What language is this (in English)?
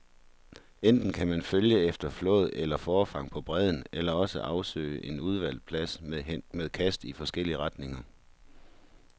Danish